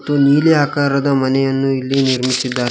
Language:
Kannada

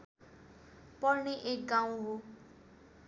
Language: Nepali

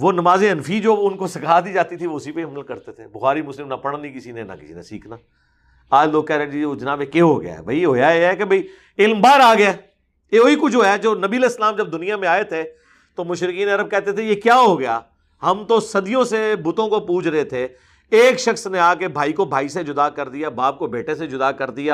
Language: Urdu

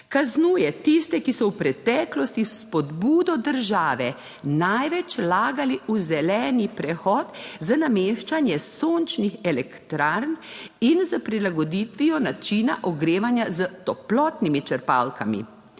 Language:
Slovenian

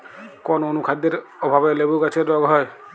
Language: Bangla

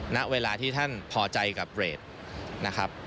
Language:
Thai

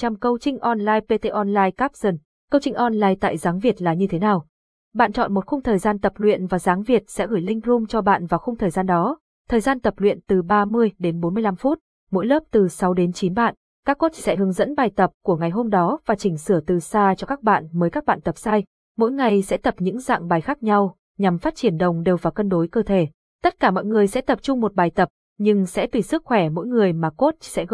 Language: Vietnamese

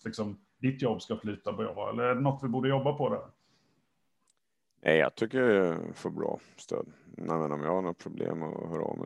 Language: Swedish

